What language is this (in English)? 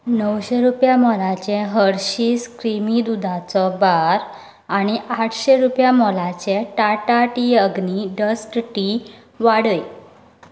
Konkani